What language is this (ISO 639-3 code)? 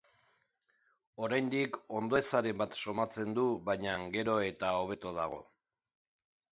eus